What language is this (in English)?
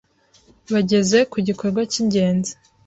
Kinyarwanda